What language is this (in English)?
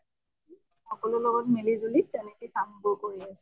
Assamese